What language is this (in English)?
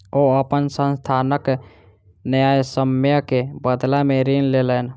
Maithili